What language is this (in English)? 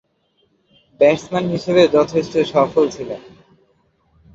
Bangla